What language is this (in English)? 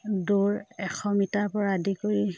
Assamese